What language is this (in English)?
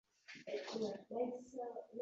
Uzbek